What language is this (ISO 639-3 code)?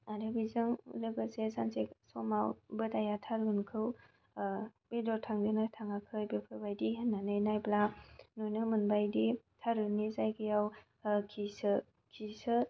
brx